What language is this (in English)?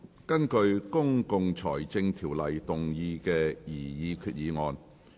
Cantonese